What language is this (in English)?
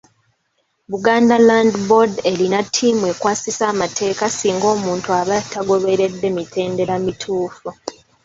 Ganda